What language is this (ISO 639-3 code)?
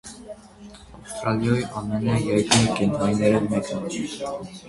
hye